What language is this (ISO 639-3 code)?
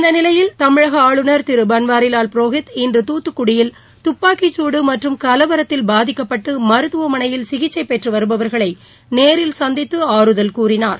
tam